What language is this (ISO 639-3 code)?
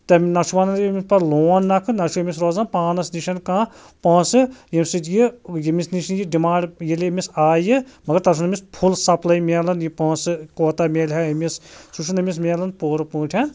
kas